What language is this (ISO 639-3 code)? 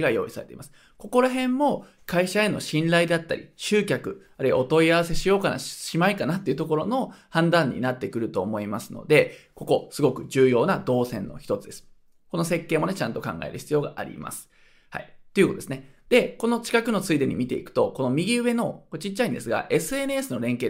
jpn